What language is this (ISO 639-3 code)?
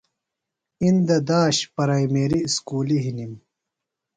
phl